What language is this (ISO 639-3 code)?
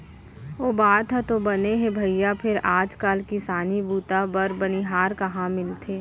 hne